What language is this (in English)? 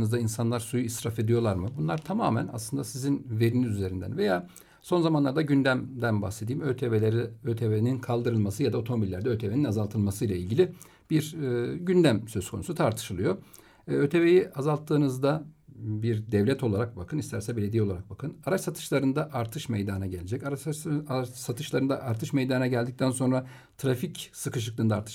Turkish